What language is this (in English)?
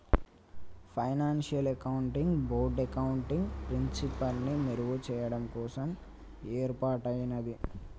Telugu